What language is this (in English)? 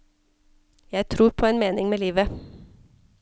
Norwegian